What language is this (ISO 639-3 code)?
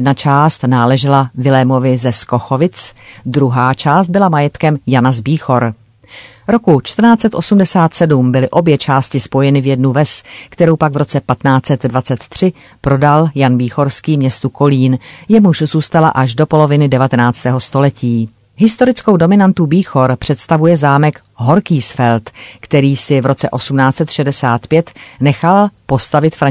ces